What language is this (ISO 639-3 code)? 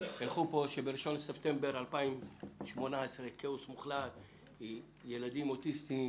heb